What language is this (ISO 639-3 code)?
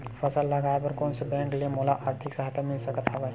hne